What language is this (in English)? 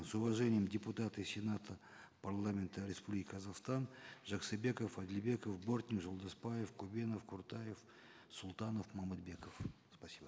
Kazakh